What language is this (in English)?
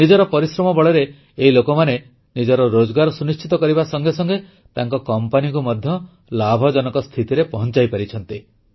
Odia